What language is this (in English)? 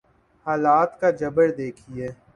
Urdu